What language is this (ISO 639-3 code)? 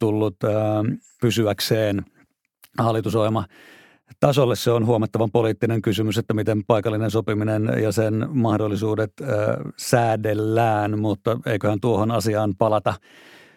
fin